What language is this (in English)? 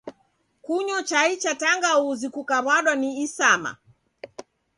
Taita